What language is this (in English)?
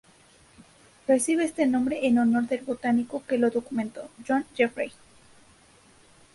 Spanish